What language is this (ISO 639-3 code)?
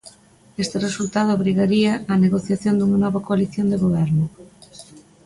glg